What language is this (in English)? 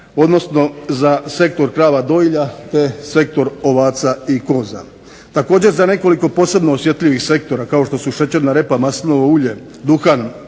Croatian